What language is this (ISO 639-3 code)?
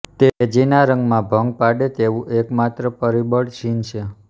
guj